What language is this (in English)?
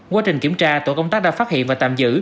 Vietnamese